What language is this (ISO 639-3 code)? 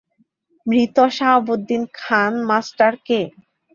ben